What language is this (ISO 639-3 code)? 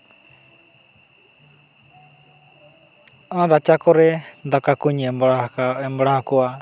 sat